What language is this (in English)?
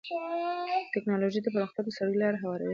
Pashto